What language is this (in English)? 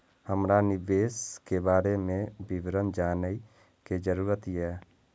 Maithili